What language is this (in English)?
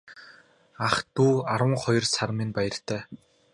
Mongolian